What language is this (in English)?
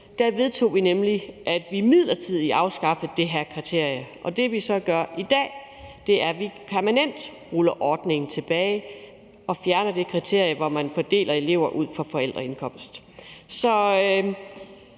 Danish